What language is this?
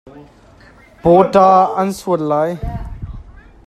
Hakha Chin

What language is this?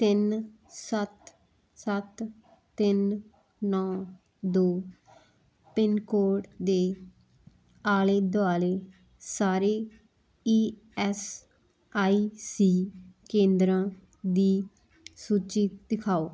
Punjabi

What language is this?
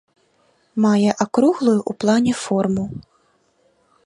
Belarusian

